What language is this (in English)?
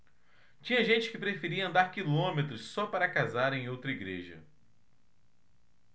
Portuguese